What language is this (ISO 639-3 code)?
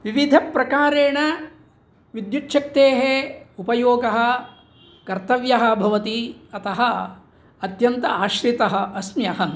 san